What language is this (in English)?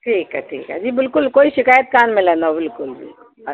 Sindhi